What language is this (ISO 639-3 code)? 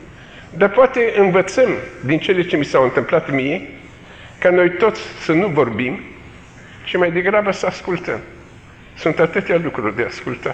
ron